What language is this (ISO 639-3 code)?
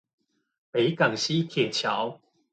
zho